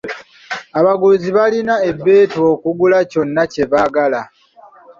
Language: Ganda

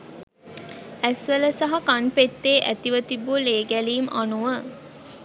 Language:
Sinhala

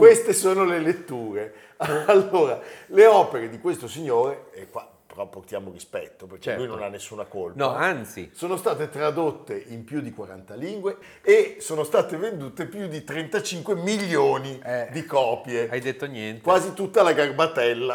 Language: Italian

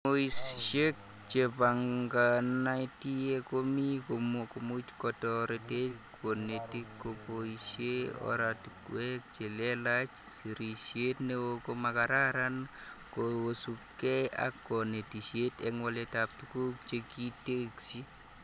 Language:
Kalenjin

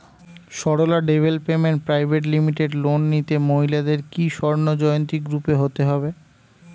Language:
Bangla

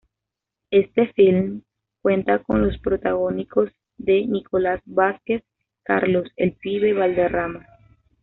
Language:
Spanish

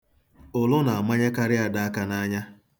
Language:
Igbo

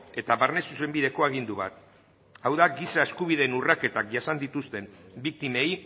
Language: Basque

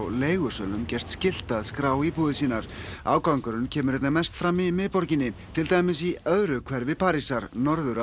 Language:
Icelandic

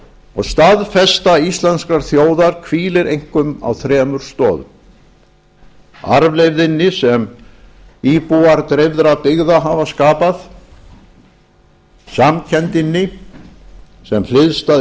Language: Icelandic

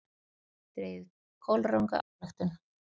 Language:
Icelandic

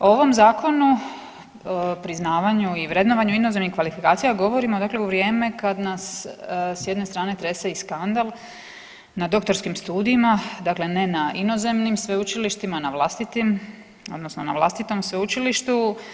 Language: Croatian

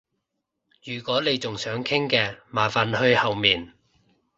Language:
Cantonese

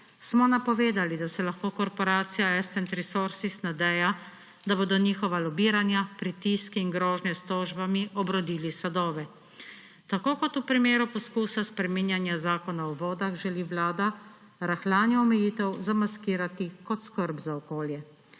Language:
Slovenian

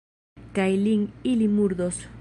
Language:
Esperanto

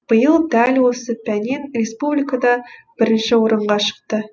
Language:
Kazakh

